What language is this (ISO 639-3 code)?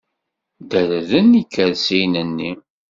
kab